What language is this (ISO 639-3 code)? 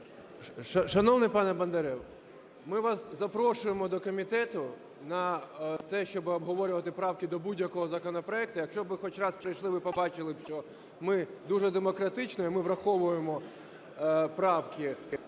ukr